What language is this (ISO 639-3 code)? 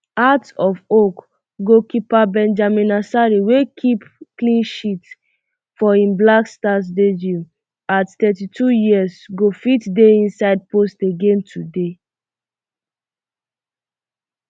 pcm